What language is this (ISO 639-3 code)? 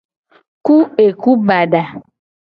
gej